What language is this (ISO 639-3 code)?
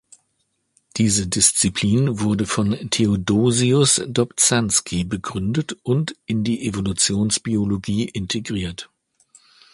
deu